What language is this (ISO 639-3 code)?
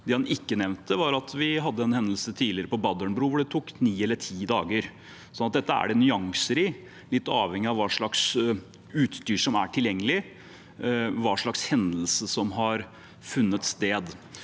nor